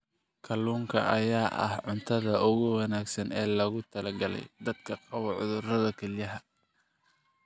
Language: Somali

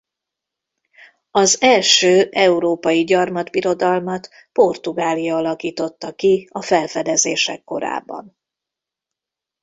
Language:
Hungarian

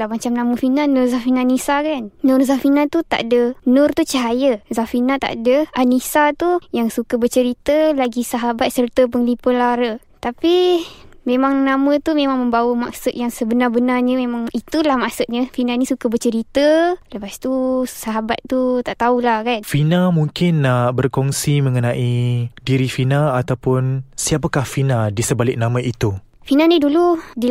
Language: Malay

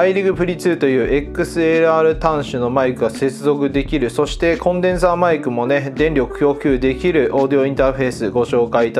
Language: Japanese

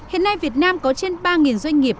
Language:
Vietnamese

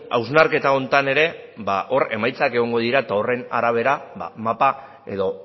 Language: Basque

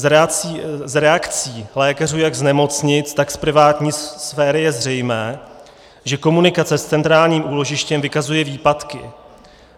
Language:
Czech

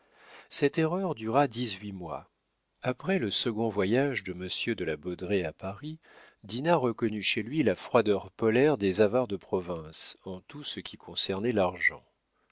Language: French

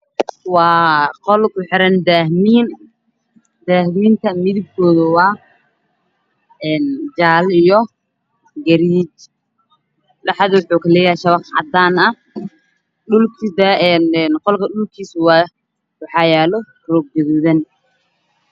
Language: Somali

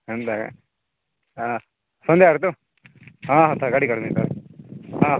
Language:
Odia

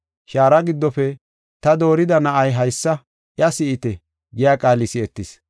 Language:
Gofa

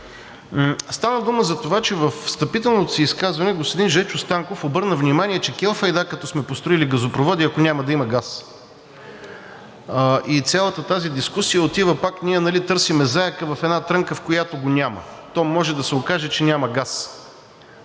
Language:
Bulgarian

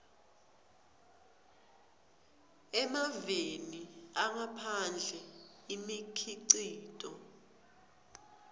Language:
Swati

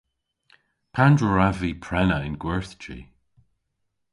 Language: Cornish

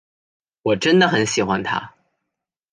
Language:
Chinese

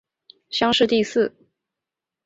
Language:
Chinese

